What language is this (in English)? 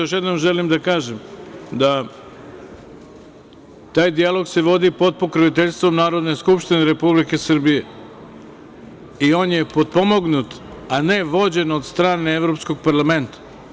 Serbian